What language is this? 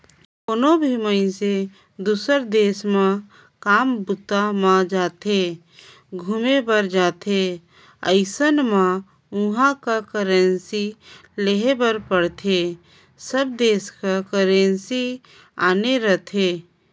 Chhattisgarhi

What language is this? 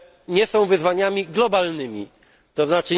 Polish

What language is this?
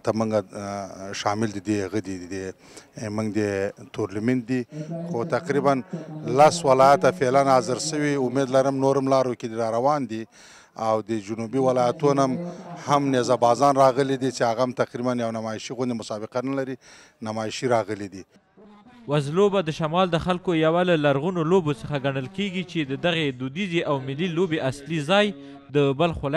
Arabic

